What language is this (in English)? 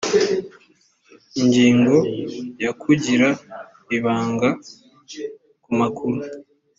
Kinyarwanda